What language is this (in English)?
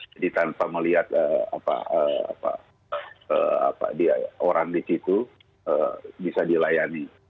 Indonesian